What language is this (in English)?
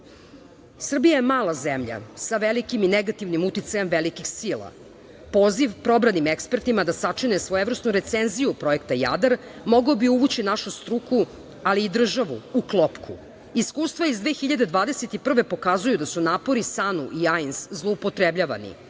Serbian